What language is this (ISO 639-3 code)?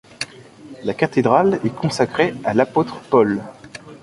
fra